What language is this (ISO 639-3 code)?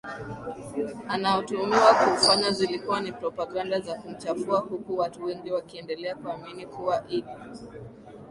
swa